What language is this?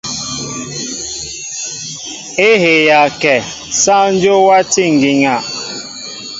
Mbo (Cameroon)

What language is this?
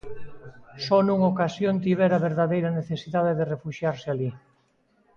Galician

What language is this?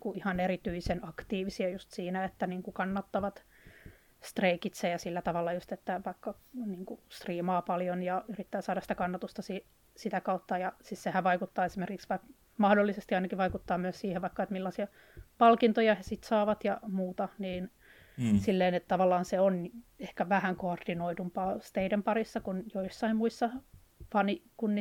Finnish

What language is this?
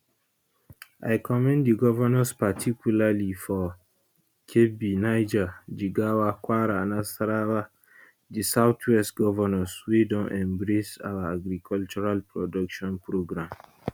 Nigerian Pidgin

